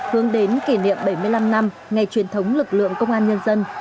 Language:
Vietnamese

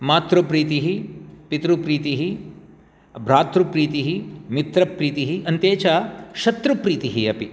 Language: Sanskrit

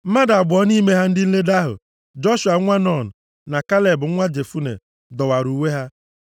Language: Igbo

